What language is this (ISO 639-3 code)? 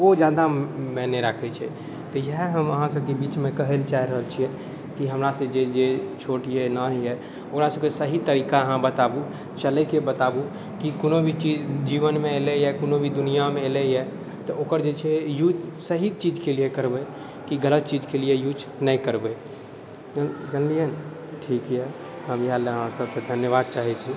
mai